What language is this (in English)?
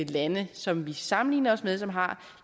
Danish